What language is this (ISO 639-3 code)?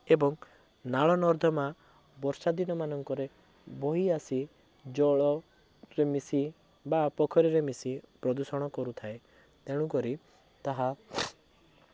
ori